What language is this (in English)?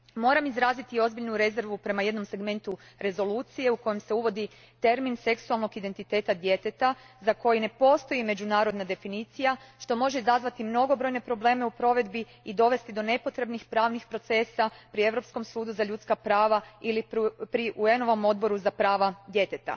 Croatian